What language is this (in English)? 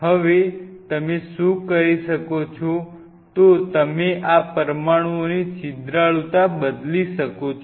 Gujarati